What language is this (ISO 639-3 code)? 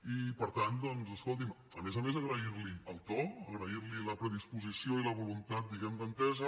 cat